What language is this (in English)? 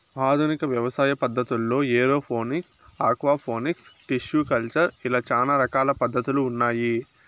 Telugu